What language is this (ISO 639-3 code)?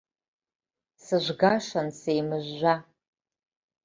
abk